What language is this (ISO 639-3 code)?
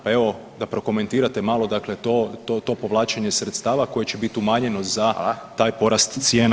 hrv